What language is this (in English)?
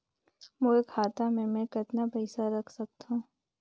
Chhattisgarhi